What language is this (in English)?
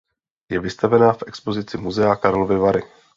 Czech